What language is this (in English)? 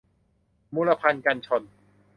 Thai